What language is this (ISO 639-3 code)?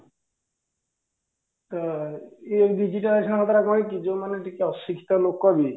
ori